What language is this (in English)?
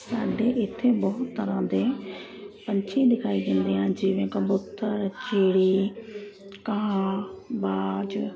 Punjabi